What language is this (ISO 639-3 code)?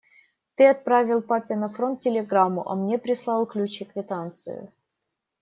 rus